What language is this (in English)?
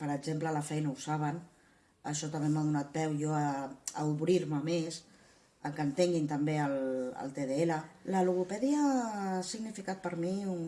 Catalan